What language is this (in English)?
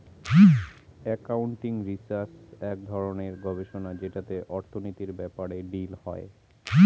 Bangla